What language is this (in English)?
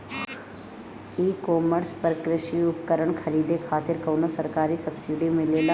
Bhojpuri